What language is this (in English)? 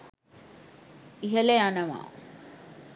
Sinhala